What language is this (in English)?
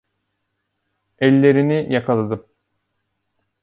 Turkish